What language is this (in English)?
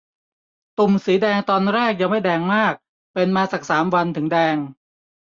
Thai